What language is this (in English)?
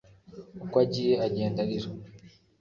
Kinyarwanda